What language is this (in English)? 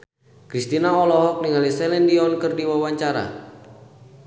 Sundanese